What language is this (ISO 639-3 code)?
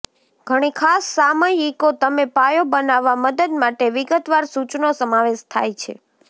guj